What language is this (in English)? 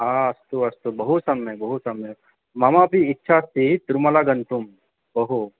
Sanskrit